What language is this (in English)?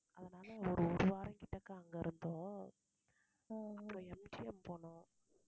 Tamil